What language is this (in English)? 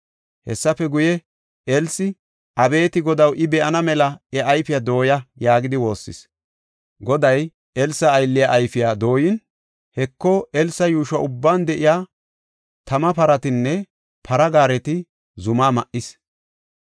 Gofa